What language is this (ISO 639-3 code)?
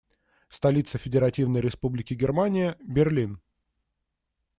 rus